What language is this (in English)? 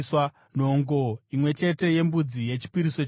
Shona